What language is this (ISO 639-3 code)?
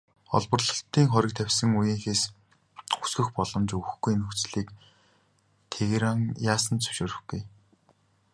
mon